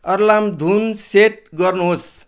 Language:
Nepali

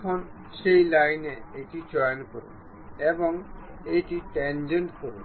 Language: Bangla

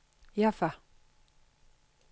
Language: Danish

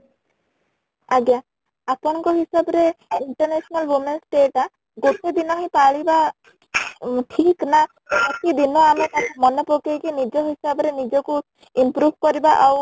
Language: Odia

